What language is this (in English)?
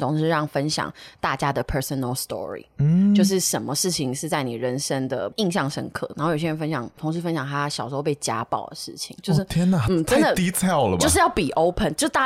Chinese